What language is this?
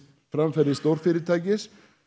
Icelandic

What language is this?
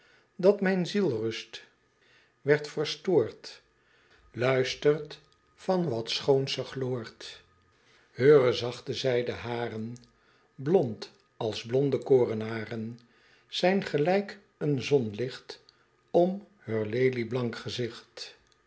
Dutch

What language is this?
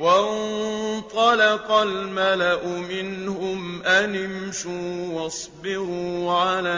Arabic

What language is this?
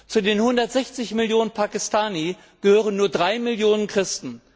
German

